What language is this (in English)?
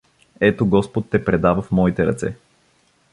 Bulgarian